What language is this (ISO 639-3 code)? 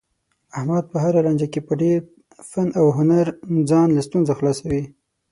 pus